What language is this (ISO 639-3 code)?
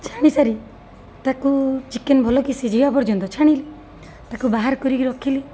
ori